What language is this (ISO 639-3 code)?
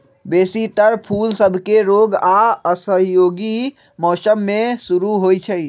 mag